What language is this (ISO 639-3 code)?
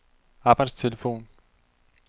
dan